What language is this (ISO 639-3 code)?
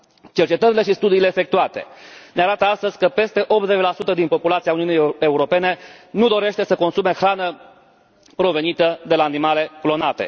ron